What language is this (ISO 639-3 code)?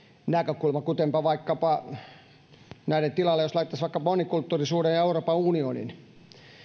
fin